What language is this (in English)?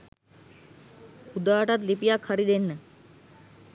Sinhala